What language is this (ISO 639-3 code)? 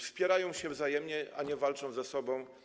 pol